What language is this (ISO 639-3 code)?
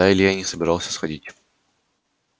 rus